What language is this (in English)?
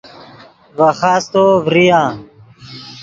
Yidgha